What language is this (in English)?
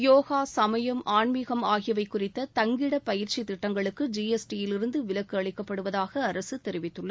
Tamil